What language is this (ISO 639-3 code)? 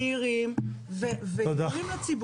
heb